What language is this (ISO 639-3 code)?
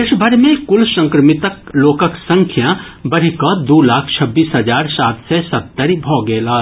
mai